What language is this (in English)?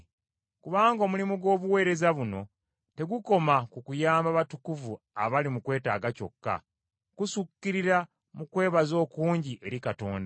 Ganda